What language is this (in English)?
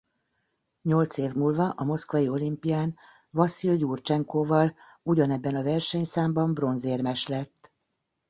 Hungarian